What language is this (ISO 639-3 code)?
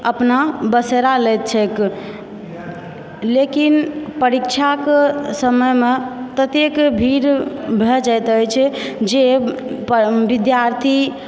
mai